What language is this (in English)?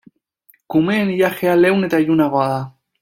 Basque